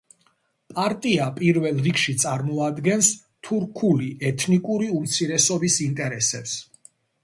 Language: Georgian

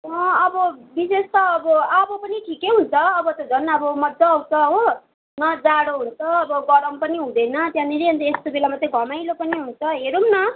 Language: Nepali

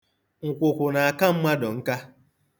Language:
Igbo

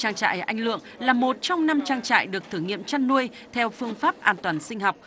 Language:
Vietnamese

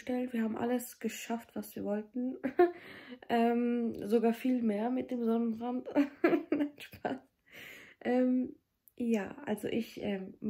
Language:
German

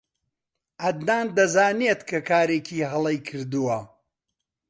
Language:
Central Kurdish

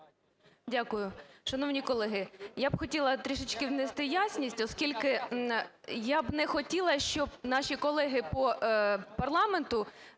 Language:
Ukrainian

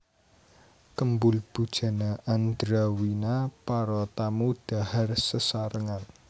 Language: Javanese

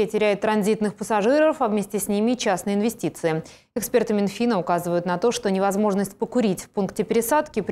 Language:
Russian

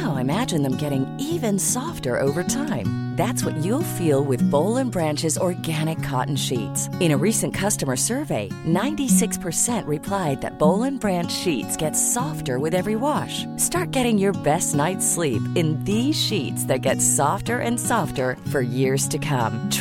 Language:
Urdu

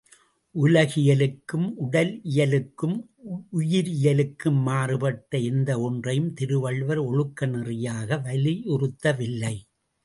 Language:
Tamil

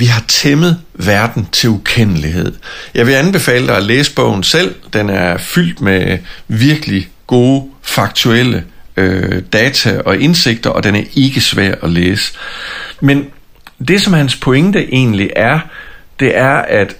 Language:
Danish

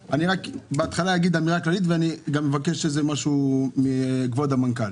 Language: Hebrew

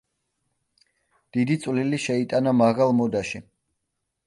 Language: Georgian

